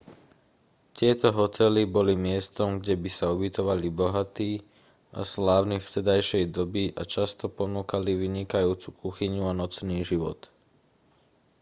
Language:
Slovak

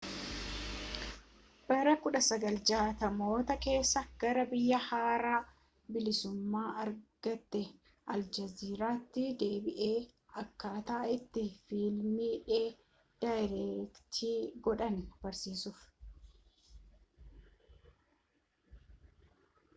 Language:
Oromo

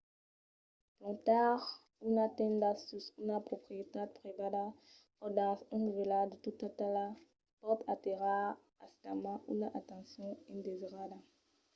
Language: Occitan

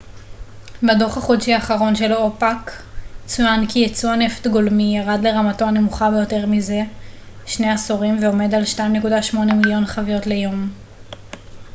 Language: Hebrew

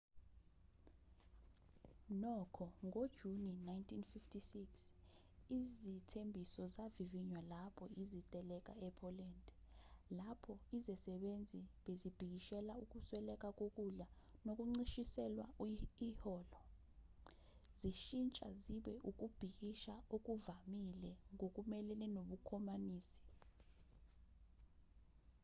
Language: Zulu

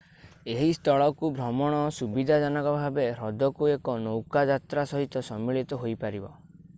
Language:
Odia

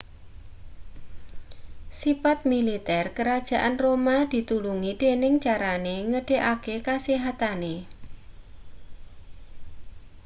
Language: Javanese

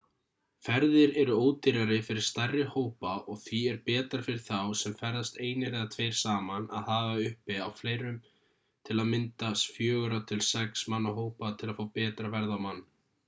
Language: Icelandic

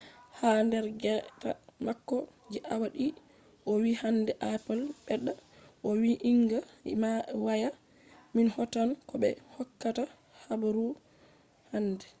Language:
Fula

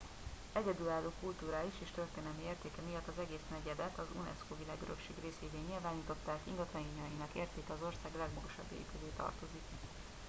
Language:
Hungarian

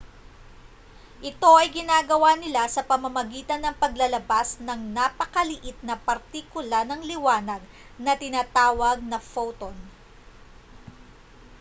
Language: Filipino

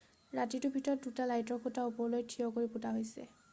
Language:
Assamese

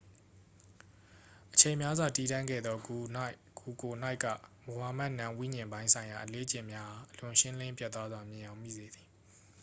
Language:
Burmese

